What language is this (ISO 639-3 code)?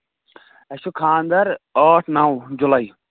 kas